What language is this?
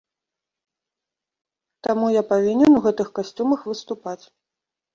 Belarusian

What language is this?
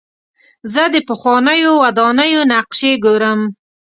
Pashto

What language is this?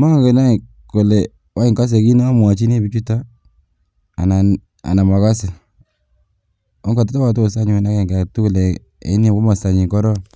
Kalenjin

